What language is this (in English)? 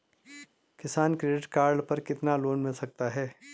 Hindi